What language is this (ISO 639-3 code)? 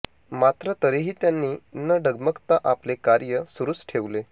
mar